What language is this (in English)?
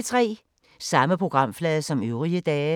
Danish